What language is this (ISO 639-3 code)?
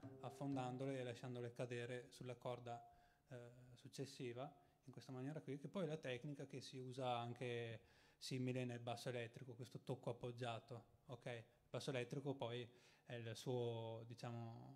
ita